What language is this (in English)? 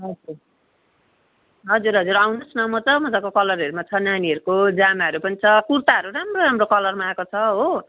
Nepali